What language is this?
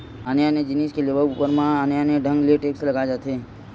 Chhattisgarhi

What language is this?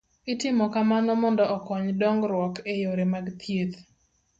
Luo (Kenya and Tanzania)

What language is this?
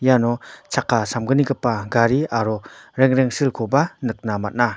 Garo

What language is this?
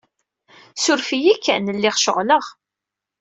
Kabyle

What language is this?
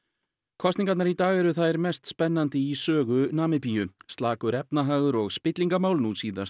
Icelandic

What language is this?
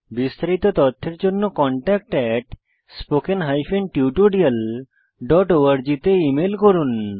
Bangla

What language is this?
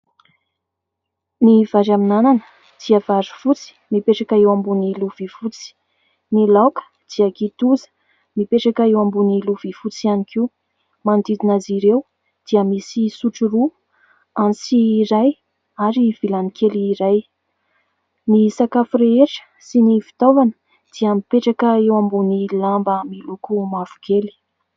Malagasy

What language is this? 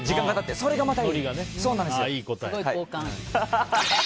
Japanese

